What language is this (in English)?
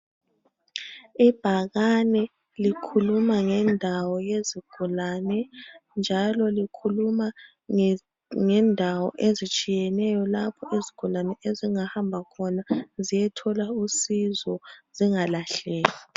North Ndebele